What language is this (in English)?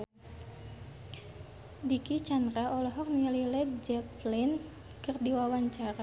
Sundanese